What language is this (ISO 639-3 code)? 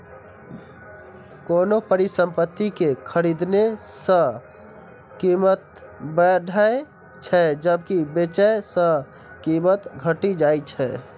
mai